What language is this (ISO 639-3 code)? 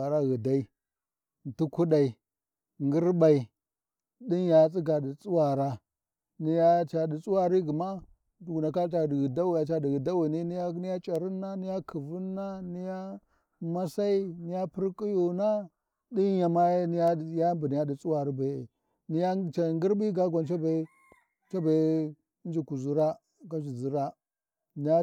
wji